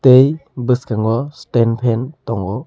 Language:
Kok Borok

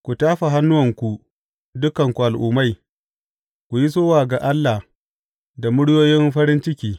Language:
Hausa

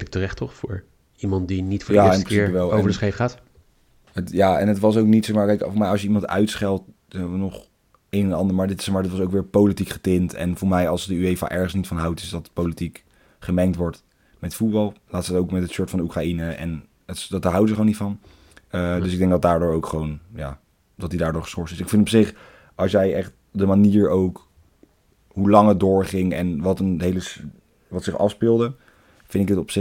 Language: Dutch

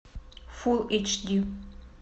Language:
Russian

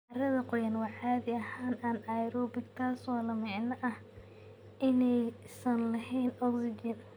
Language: Somali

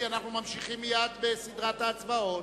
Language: Hebrew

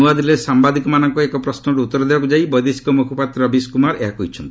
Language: Odia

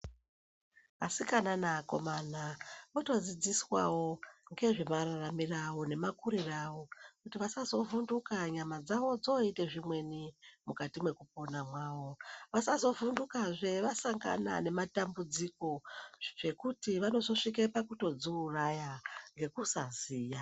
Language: Ndau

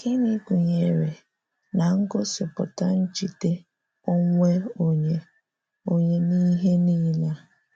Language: Igbo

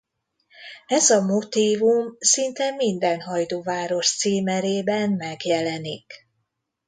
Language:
Hungarian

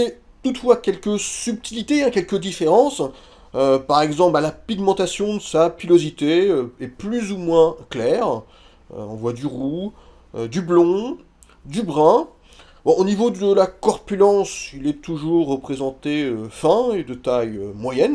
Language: French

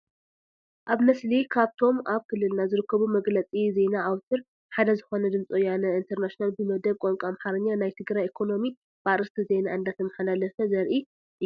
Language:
Tigrinya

